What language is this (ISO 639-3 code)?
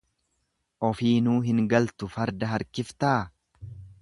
orm